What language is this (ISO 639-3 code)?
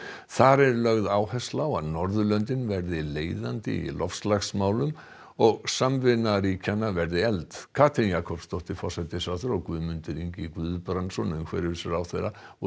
isl